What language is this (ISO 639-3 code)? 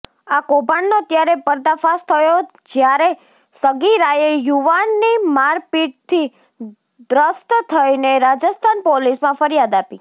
guj